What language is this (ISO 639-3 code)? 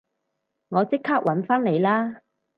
yue